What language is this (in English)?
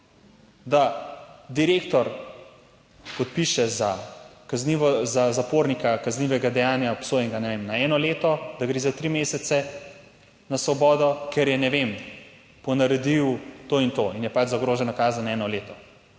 Slovenian